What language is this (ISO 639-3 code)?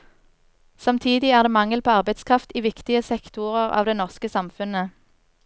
nor